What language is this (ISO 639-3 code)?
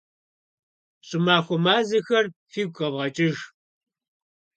kbd